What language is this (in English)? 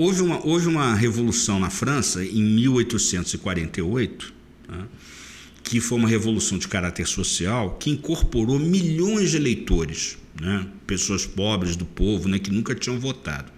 Portuguese